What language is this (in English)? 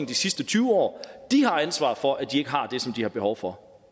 Danish